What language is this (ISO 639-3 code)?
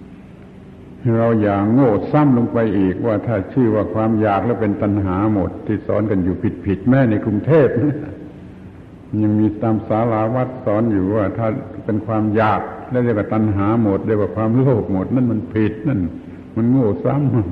tha